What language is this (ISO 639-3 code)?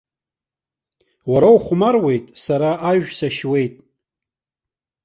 abk